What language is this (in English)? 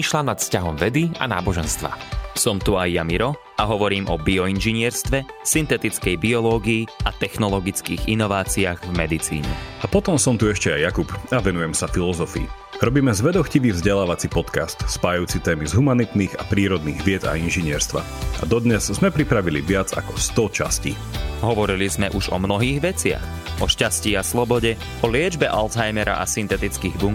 Slovak